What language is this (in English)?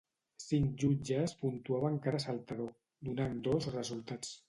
Catalan